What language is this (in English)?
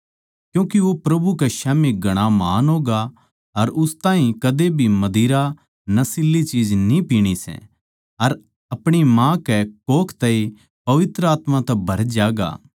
Haryanvi